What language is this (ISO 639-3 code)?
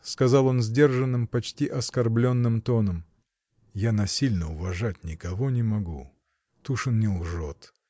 rus